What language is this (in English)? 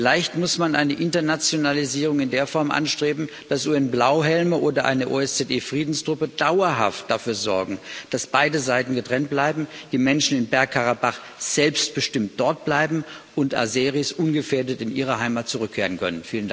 German